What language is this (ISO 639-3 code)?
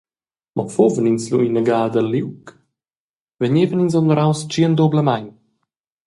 roh